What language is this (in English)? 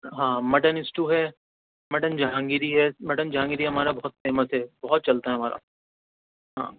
Urdu